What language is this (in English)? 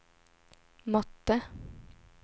Swedish